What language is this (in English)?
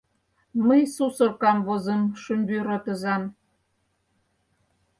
Mari